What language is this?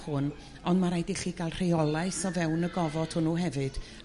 Welsh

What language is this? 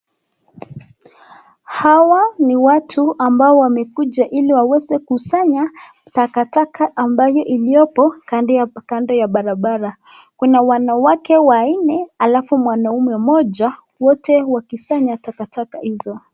Swahili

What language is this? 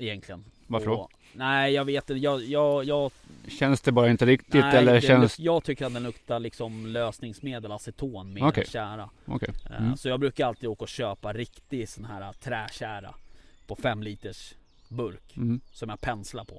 Swedish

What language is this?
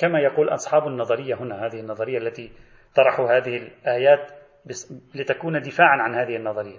Arabic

